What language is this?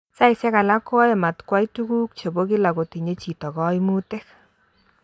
Kalenjin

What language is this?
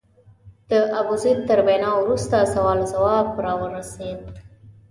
Pashto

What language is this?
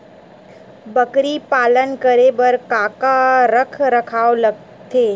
Chhattisgarhi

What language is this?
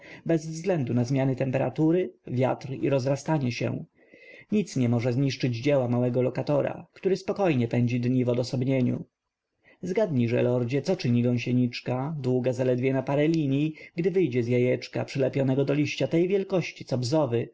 Polish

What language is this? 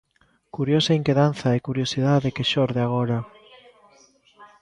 Galician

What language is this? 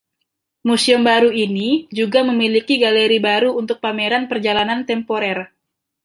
Indonesian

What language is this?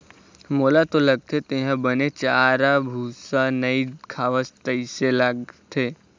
Chhattisgarhi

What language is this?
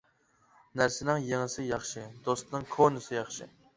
Uyghur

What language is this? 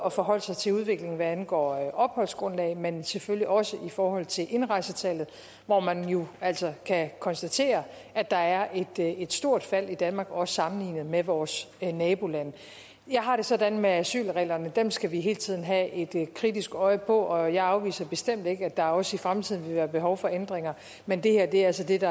Danish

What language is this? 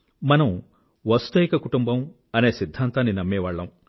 Telugu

